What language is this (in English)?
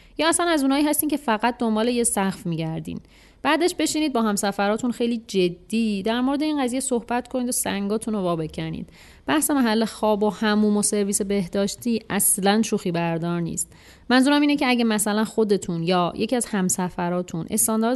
Persian